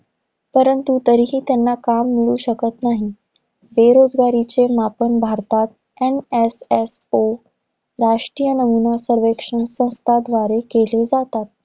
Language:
Marathi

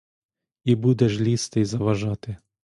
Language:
Ukrainian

